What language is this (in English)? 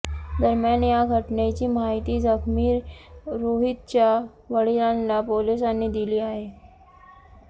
Marathi